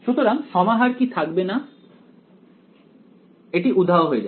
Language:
Bangla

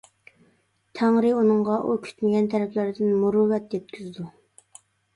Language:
Uyghur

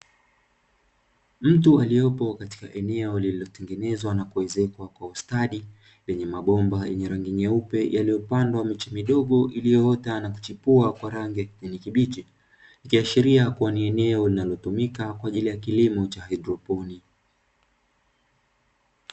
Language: Swahili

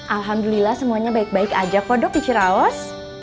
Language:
Indonesian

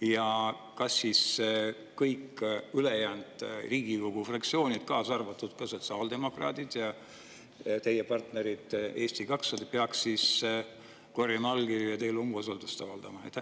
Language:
Estonian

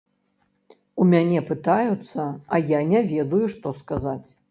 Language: Belarusian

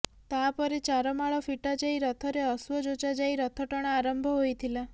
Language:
Odia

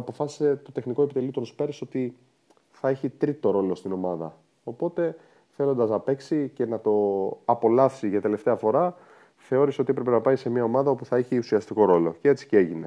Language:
Greek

